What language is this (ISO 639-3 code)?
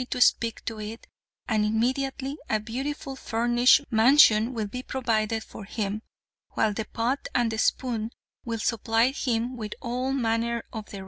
eng